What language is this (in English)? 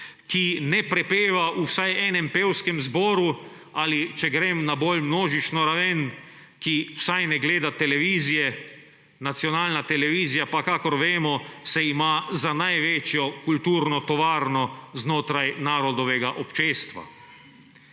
Slovenian